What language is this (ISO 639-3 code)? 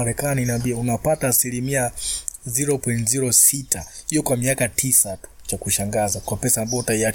swa